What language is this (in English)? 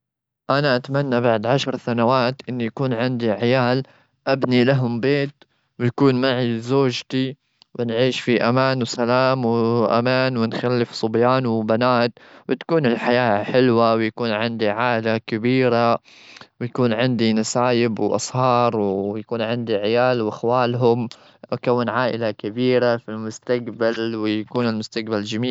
Gulf Arabic